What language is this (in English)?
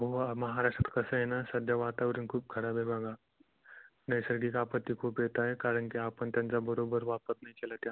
Marathi